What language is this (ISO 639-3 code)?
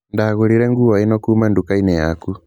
kik